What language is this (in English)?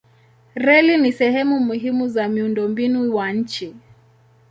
Swahili